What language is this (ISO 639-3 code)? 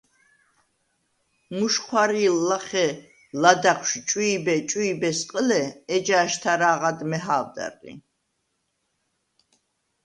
sva